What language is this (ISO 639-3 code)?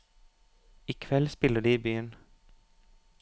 nor